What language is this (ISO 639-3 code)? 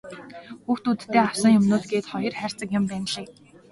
mon